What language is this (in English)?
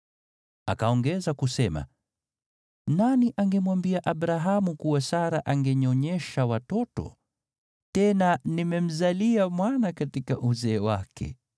Swahili